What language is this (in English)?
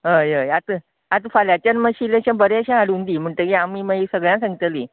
Konkani